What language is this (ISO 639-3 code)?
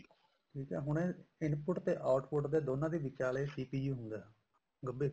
pan